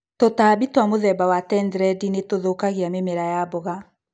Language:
Kikuyu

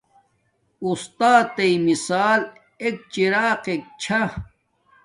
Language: Domaaki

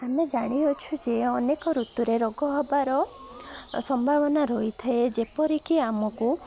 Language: Odia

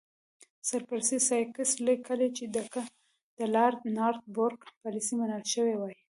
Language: Pashto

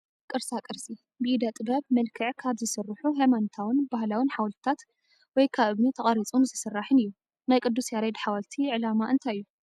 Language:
Tigrinya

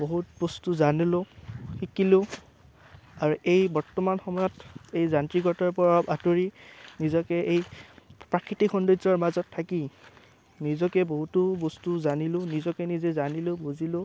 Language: Assamese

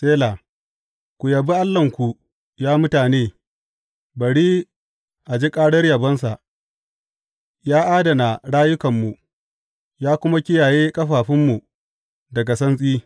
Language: Hausa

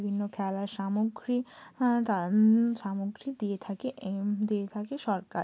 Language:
Bangla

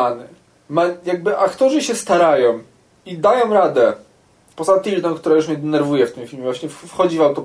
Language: Polish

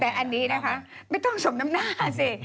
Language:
Thai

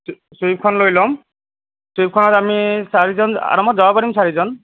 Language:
Assamese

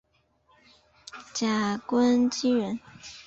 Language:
Chinese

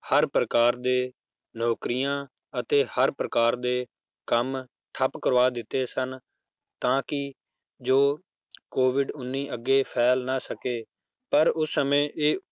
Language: Punjabi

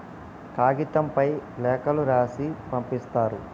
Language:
Telugu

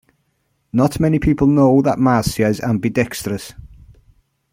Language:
English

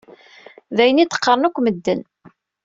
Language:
Kabyle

